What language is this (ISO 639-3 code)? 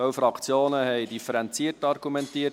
gsw